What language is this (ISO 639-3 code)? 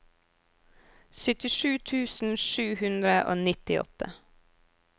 nor